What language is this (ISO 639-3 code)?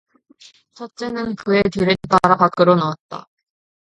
kor